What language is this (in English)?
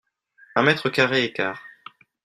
French